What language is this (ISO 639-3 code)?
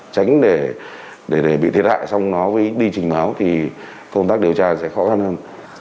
vie